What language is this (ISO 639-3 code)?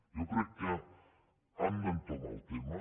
cat